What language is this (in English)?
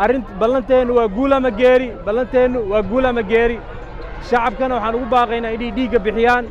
Arabic